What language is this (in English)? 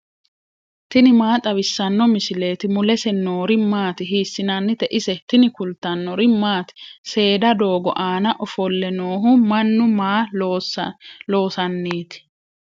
Sidamo